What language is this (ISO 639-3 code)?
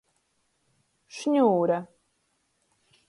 ltg